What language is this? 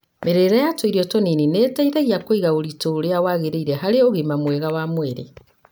Kikuyu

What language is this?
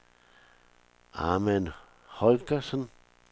Danish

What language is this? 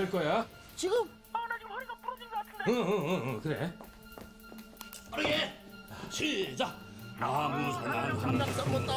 Korean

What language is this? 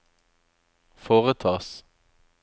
Norwegian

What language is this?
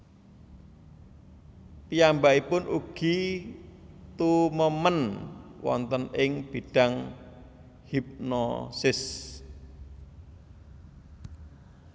Javanese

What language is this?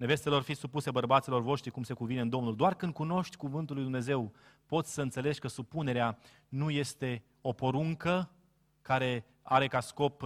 Romanian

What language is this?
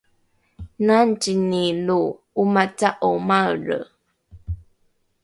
Rukai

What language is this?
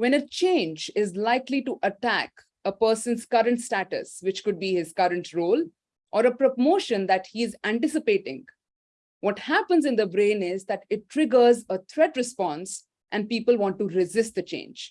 English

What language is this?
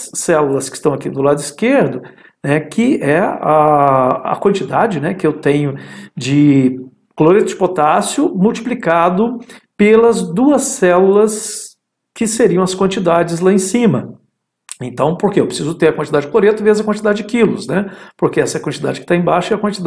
Portuguese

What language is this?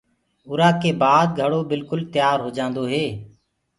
Gurgula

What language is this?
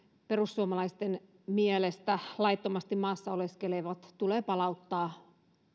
Finnish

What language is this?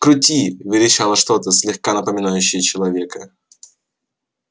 Russian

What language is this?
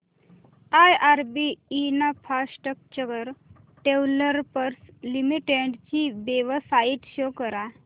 Marathi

